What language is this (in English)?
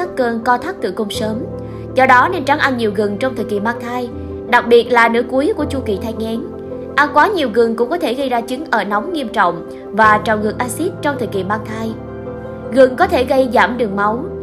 Vietnamese